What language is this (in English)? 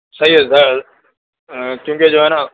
Urdu